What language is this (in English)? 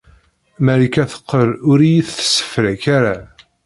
Kabyle